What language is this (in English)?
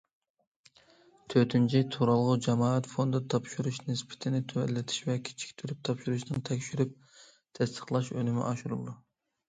Uyghur